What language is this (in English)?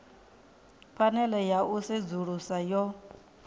Venda